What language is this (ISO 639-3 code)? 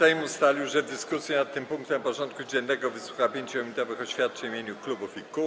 pol